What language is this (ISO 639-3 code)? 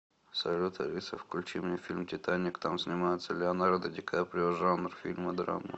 rus